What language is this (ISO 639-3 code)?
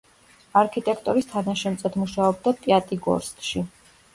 kat